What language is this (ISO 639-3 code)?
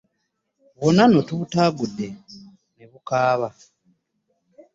lug